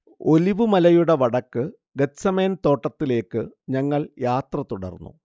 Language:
Malayalam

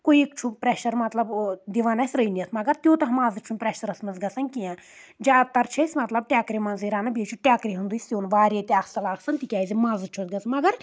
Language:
Kashmiri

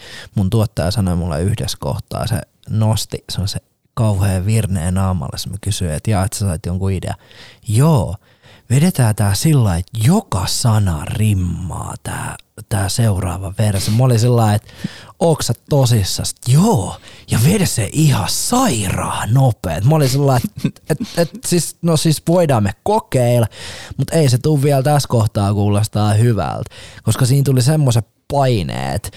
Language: Finnish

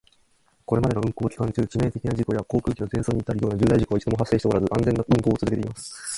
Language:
Japanese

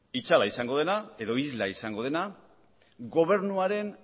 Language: Basque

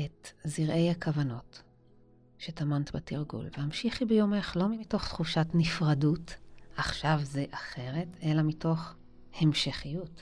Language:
Hebrew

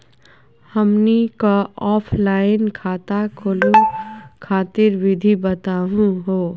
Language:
Magahi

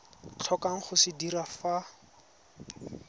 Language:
Tswana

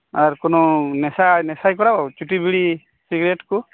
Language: Santali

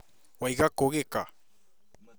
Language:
Kikuyu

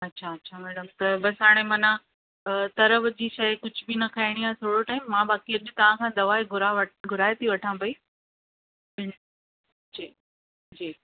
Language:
Sindhi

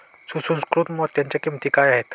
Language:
Marathi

